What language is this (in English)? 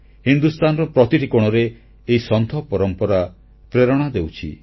Odia